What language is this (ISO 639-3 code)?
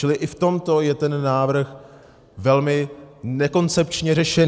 ces